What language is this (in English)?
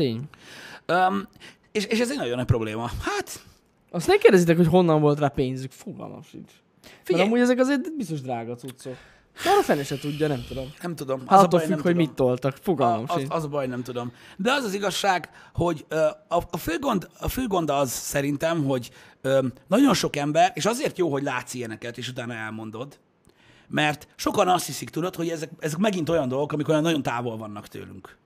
Hungarian